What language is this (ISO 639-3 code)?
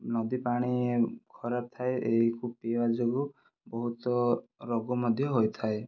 ori